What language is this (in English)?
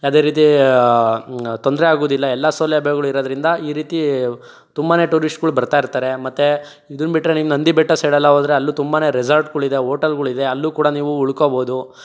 Kannada